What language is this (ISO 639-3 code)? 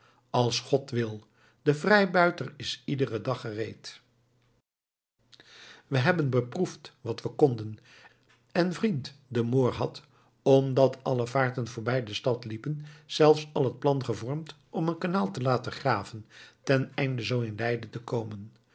nld